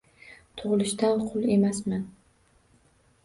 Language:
Uzbek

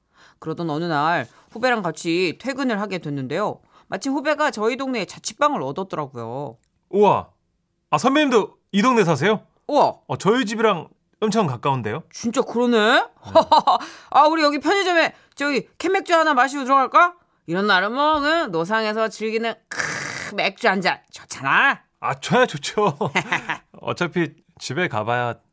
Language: Korean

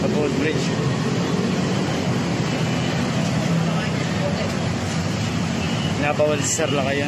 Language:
Filipino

